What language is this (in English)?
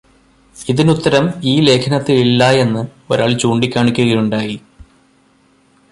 Malayalam